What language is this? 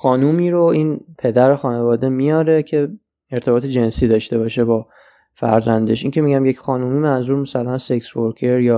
Persian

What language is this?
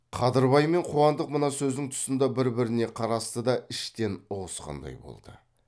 Kazakh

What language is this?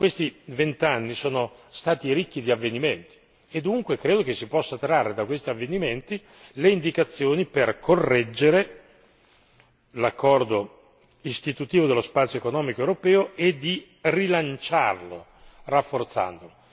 Italian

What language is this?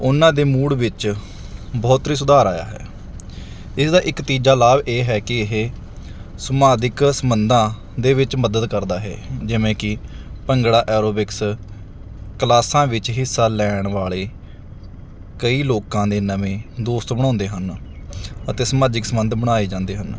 Punjabi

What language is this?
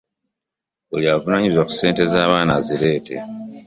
Ganda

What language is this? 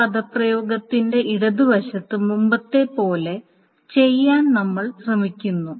Malayalam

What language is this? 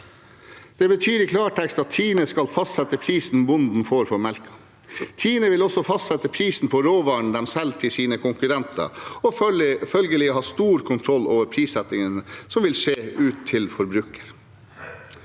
Norwegian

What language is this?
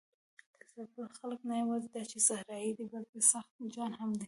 Pashto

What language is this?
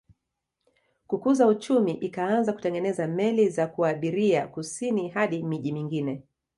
Swahili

